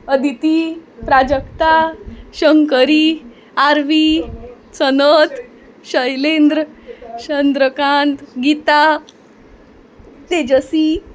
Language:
Konkani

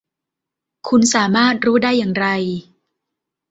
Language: Thai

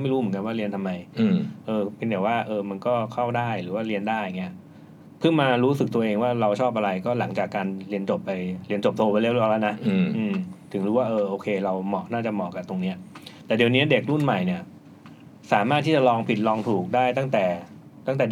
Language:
Thai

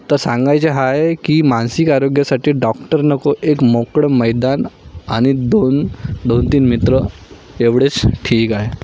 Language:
Marathi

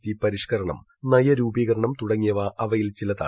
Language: Malayalam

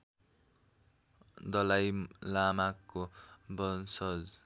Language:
Nepali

